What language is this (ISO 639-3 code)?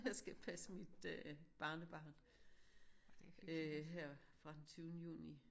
dan